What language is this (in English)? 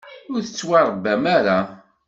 Kabyle